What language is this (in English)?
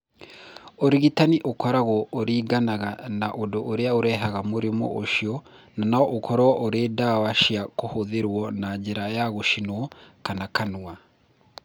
Kikuyu